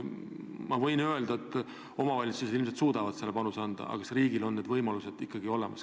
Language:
Estonian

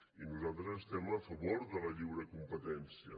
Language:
Catalan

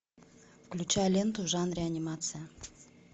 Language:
Russian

